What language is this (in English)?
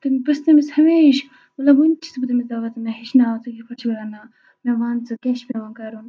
Kashmiri